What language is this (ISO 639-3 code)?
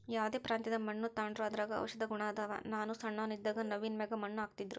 kan